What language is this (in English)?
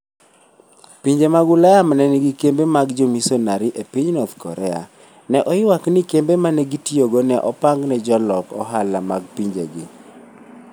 Luo (Kenya and Tanzania)